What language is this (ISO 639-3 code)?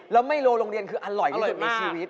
tha